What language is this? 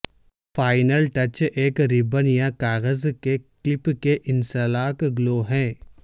Urdu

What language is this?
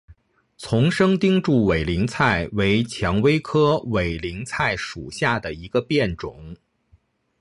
Chinese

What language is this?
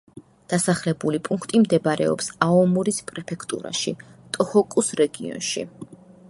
Georgian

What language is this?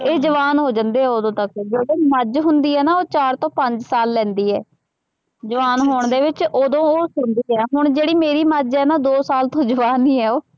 Punjabi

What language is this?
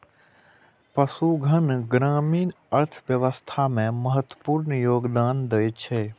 Maithili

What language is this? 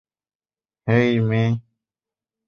Bangla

